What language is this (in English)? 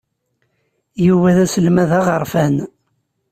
Kabyle